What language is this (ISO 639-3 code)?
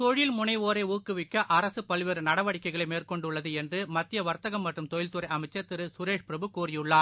tam